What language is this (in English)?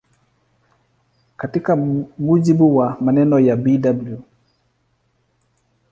Swahili